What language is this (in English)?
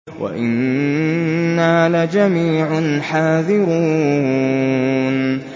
Arabic